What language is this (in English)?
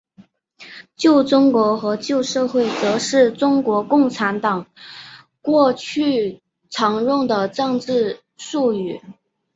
Chinese